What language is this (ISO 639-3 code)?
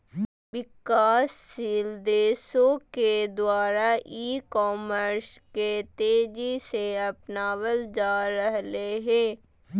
mag